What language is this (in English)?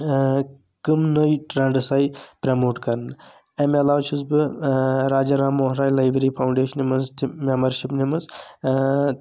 Kashmiri